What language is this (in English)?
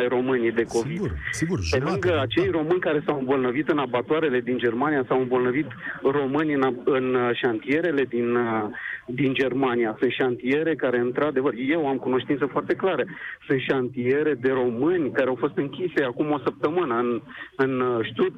Romanian